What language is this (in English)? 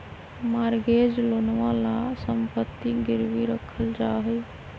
Magahi